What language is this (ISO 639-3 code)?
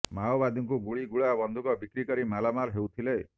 ori